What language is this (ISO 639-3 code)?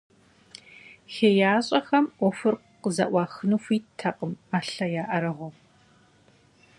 kbd